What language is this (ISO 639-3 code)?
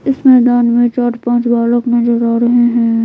hin